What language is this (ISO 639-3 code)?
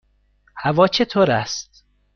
fas